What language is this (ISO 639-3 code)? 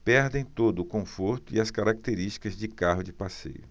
por